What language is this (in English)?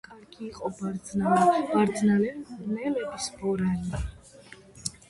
Georgian